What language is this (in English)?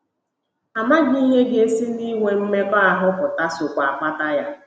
Igbo